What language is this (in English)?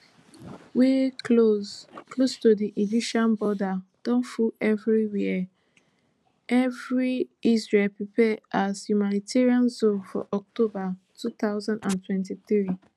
Nigerian Pidgin